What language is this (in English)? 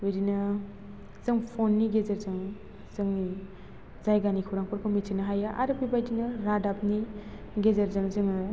Bodo